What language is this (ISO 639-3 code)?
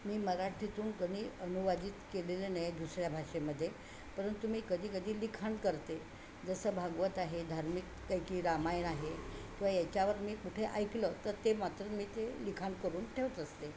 mar